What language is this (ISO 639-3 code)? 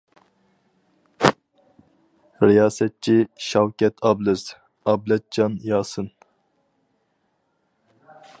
uig